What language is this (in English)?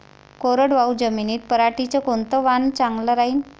Marathi